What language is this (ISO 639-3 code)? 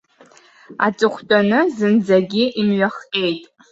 abk